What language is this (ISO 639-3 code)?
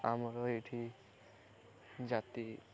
ori